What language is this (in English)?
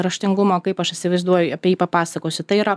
Lithuanian